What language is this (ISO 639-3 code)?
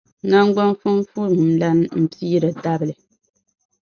dag